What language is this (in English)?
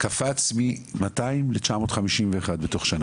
Hebrew